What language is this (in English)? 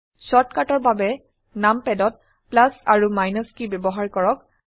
Assamese